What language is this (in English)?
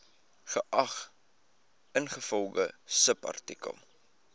Afrikaans